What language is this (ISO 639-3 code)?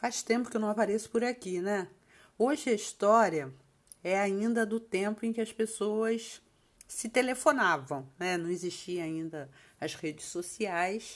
por